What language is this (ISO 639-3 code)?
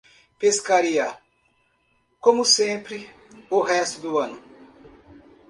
por